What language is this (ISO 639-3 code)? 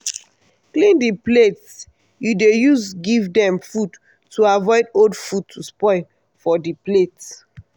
pcm